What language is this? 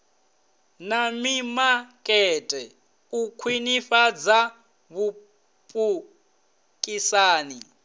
Venda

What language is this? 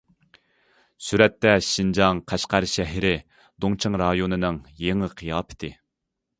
Uyghur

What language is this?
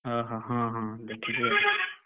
Odia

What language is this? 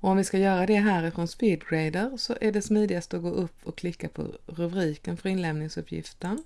Swedish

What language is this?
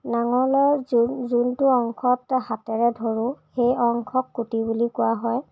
Assamese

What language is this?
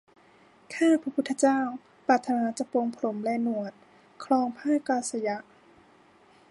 Thai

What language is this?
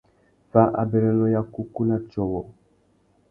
Tuki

